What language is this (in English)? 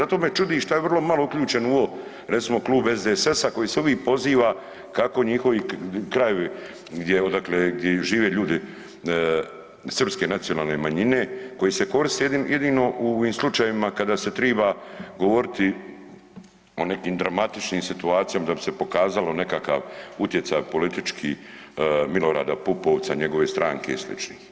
Croatian